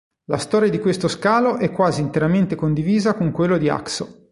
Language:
Italian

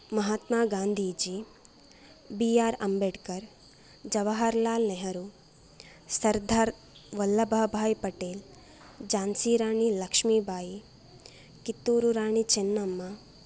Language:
Sanskrit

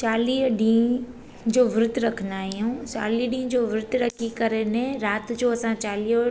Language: Sindhi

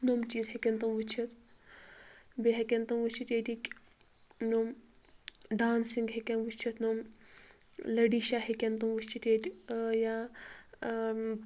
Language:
Kashmiri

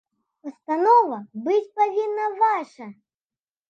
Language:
Belarusian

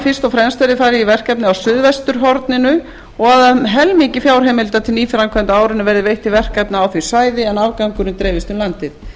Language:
Icelandic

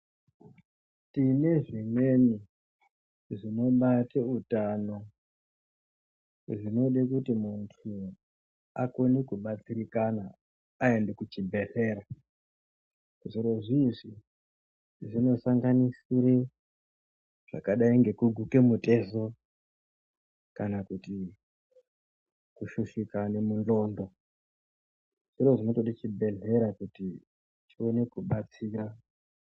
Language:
Ndau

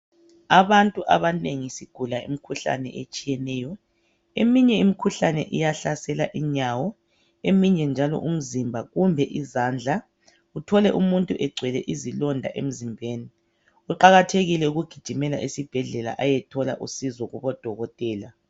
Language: North Ndebele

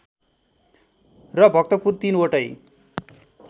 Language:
Nepali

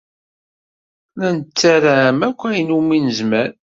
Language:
Kabyle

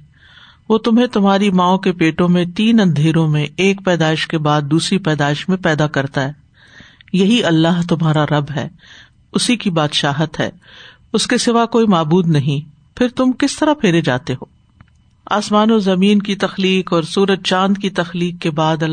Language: Urdu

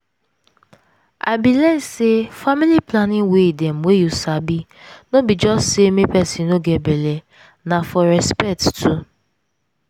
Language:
Nigerian Pidgin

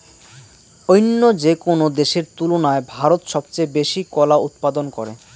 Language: Bangla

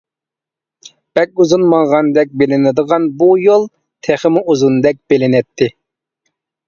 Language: Uyghur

